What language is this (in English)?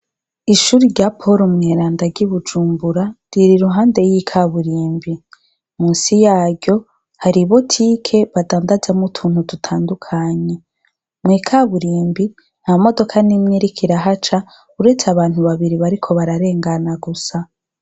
Rundi